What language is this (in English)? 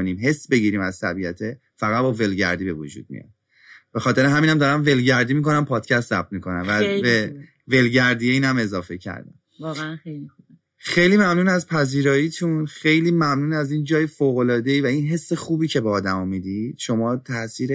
Persian